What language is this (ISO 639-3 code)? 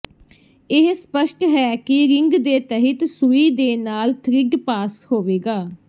pan